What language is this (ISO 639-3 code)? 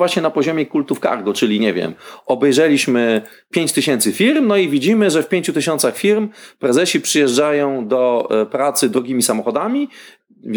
pol